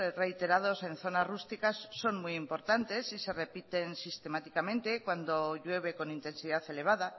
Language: Spanish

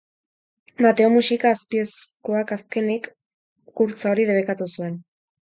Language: Basque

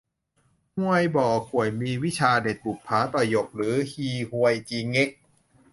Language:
Thai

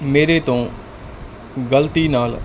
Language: Punjabi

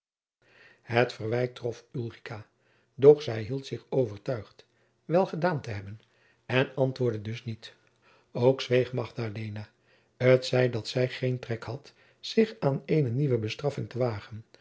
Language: Dutch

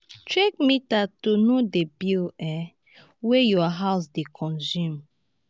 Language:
Nigerian Pidgin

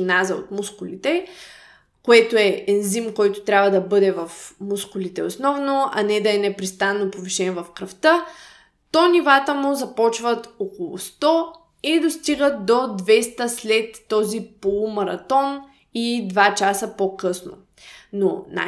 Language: Bulgarian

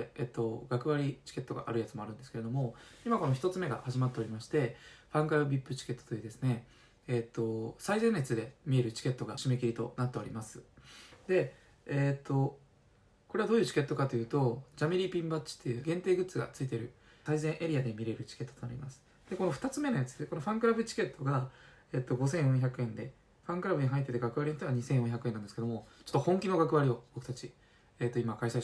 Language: Japanese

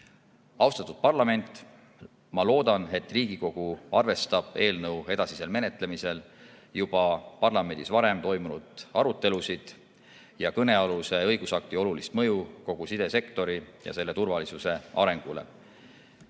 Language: Estonian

